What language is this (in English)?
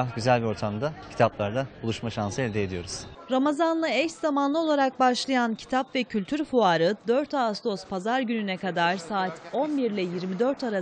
Turkish